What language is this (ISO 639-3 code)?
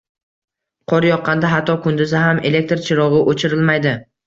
uzb